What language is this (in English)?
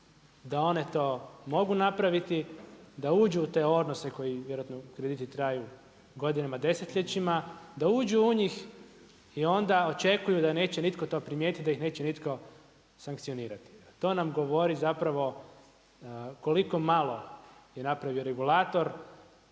Croatian